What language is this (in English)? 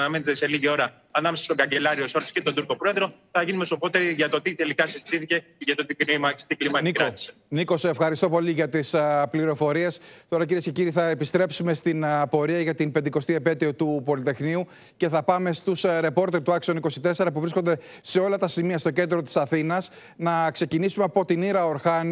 Greek